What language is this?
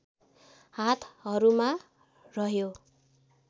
Nepali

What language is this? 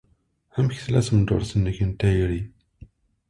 Kabyle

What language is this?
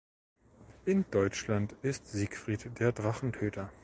German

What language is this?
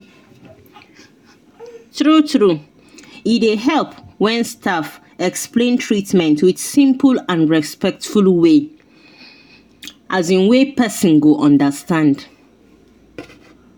Nigerian Pidgin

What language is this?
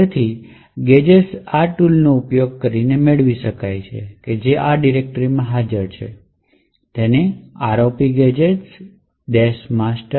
Gujarati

